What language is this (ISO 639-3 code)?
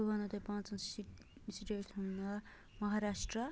kas